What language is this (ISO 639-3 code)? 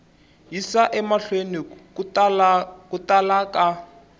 tso